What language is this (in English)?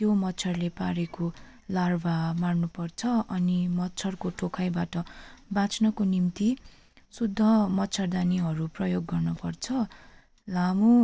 Nepali